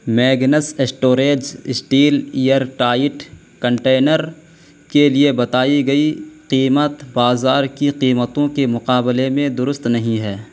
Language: Urdu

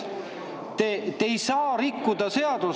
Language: Estonian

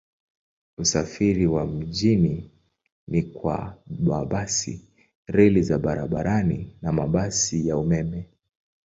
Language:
Swahili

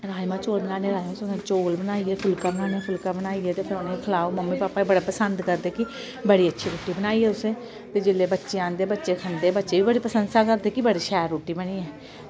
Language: Dogri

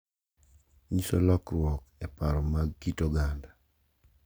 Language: Luo (Kenya and Tanzania)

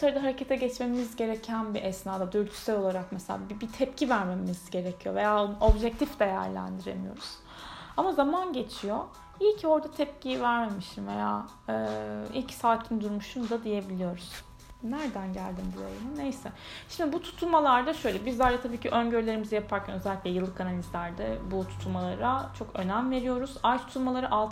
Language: Turkish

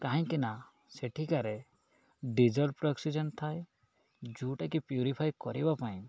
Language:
Odia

